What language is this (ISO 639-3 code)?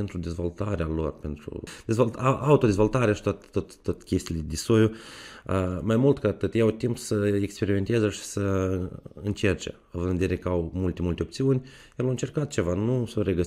ron